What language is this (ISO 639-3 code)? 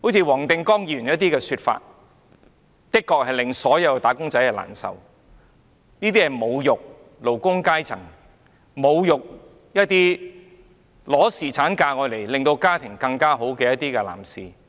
yue